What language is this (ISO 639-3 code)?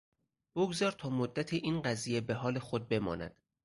fas